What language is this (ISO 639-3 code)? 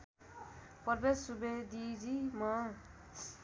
nep